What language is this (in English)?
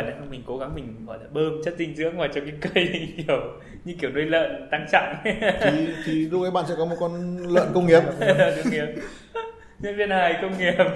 Vietnamese